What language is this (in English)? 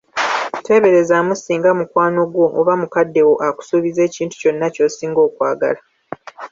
Ganda